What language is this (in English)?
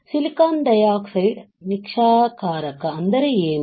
Kannada